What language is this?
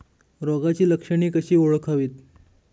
Marathi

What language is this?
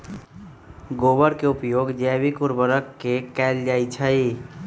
Magahi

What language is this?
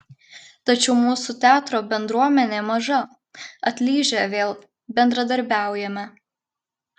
Lithuanian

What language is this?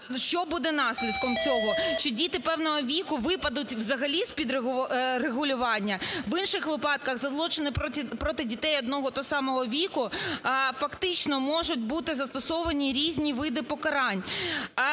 Ukrainian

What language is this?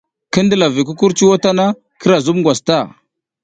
South Giziga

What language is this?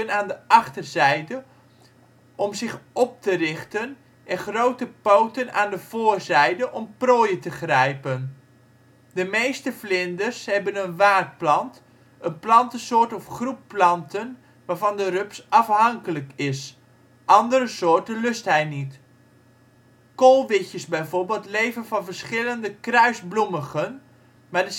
Dutch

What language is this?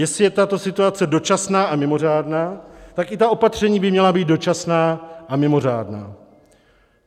Czech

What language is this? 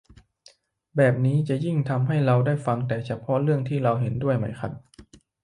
Thai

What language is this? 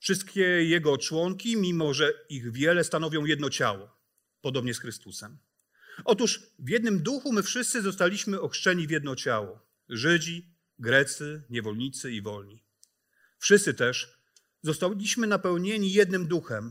Polish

